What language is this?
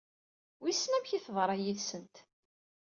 Kabyle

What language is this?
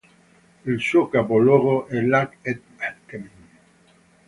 Italian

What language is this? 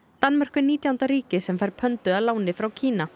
Icelandic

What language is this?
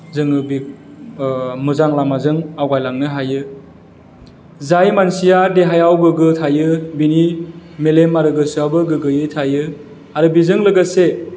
Bodo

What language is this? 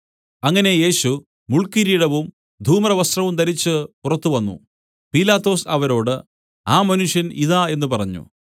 Malayalam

